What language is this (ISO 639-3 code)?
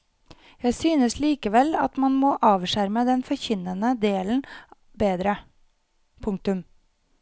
nor